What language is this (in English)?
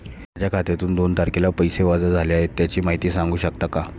Marathi